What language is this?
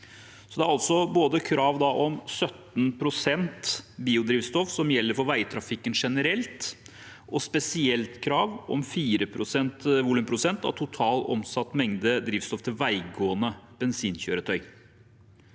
Norwegian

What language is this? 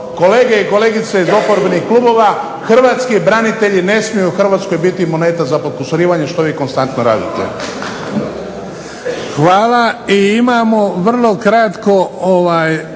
Croatian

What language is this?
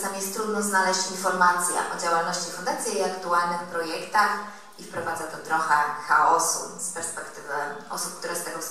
Polish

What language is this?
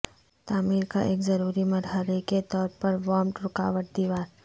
Urdu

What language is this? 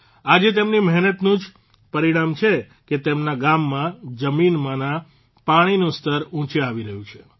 Gujarati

